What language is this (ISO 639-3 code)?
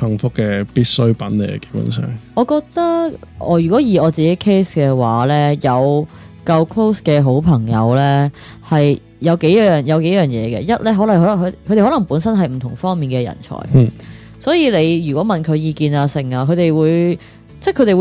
zho